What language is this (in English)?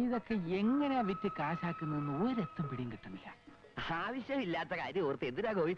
Indonesian